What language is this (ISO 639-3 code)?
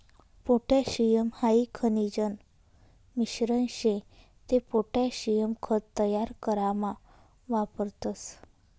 mar